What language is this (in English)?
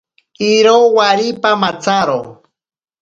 Ashéninka Perené